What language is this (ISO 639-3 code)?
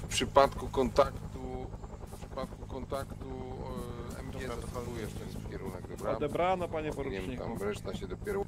pol